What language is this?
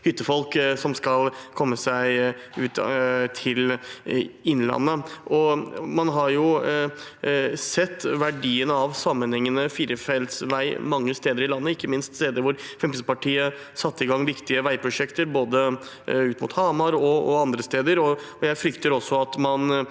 Norwegian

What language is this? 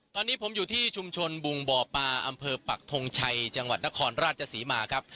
Thai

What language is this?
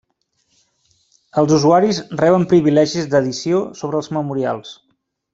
Catalan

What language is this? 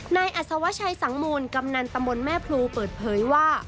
Thai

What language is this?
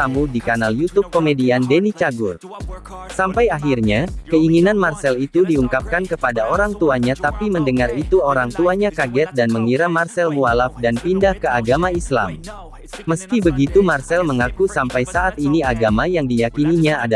Indonesian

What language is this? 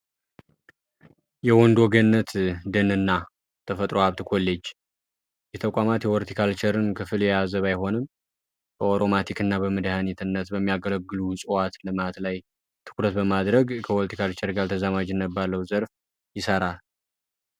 Amharic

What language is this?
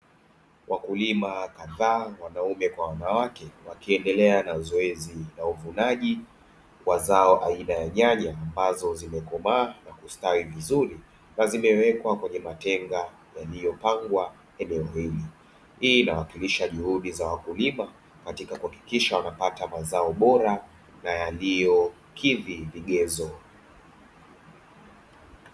Swahili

